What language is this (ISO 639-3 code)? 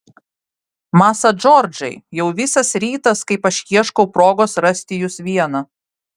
lit